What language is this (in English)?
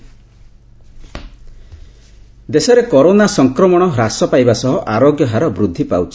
Odia